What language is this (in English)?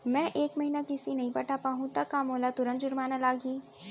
Chhattisgarhi